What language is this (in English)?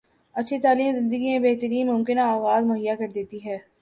Urdu